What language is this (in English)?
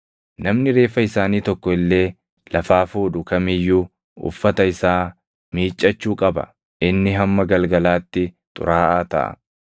Oromo